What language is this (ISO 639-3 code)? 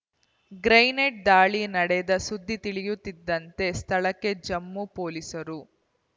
kan